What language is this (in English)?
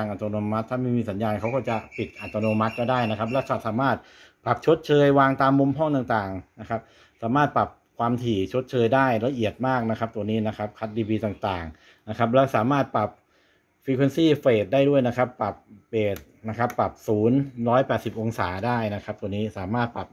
Thai